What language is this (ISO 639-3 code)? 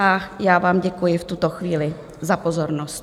ces